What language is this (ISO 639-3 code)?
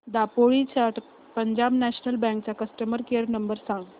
mar